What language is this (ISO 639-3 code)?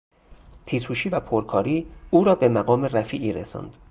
fas